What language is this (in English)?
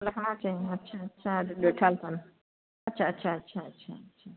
Sindhi